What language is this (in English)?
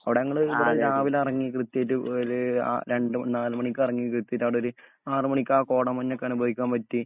Malayalam